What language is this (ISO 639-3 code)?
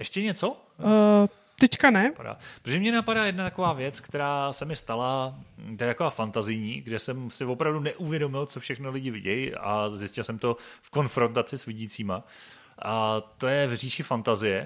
ces